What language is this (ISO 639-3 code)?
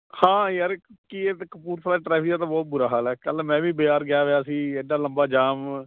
pan